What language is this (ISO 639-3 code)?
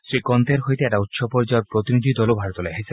asm